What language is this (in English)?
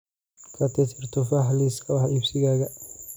Somali